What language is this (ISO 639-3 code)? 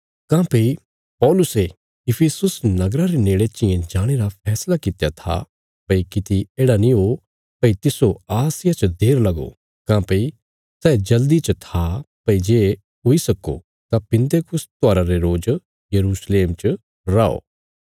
kfs